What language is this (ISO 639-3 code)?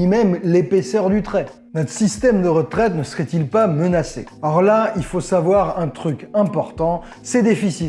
fra